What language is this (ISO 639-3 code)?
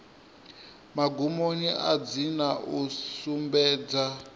ven